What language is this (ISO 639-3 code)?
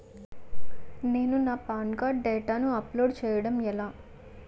tel